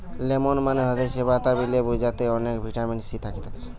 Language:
Bangla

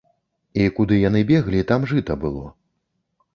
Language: Belarusian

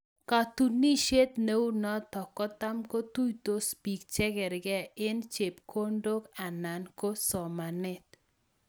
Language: Kalenjin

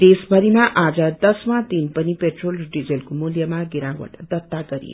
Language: Nepali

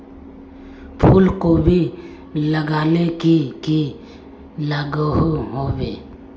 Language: Magahi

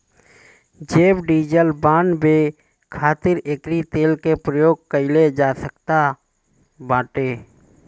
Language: Bhojpuri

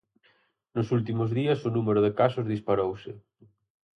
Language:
Galician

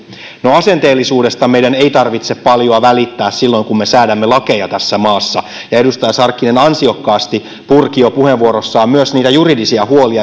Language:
Finnish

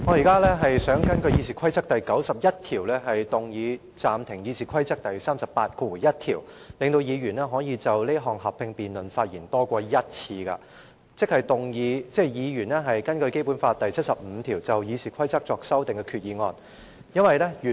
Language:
Cantonese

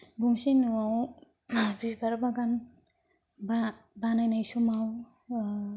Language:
Bodo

